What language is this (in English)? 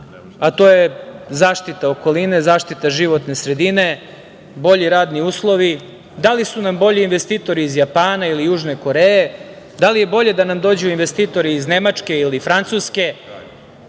Serbian